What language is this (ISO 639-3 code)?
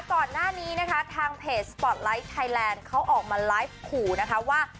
tha